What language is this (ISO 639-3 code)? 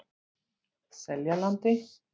isl